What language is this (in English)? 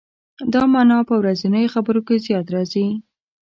Pashto